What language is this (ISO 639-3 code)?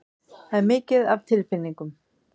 isl